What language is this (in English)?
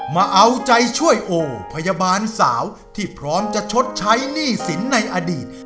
Thai